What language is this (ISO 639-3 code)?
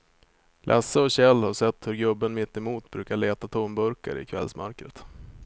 swe